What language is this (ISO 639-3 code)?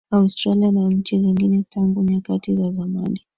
swa